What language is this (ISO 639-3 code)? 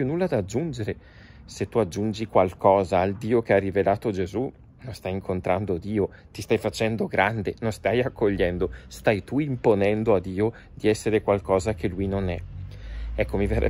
ita